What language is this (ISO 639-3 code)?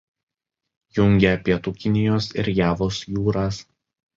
lit